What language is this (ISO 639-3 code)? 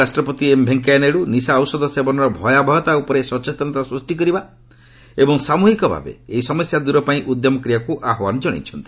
ori